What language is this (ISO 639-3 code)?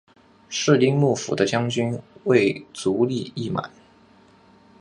zho